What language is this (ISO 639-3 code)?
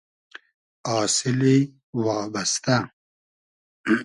haz